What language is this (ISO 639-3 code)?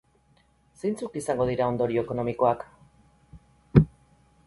eus